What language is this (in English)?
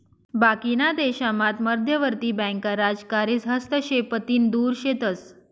Marathi